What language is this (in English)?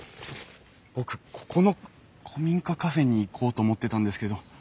Japanese